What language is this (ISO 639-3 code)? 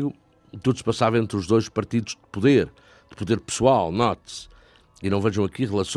por